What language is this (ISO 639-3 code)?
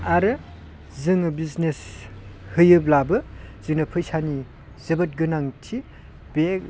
brx